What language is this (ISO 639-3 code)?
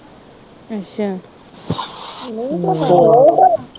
pan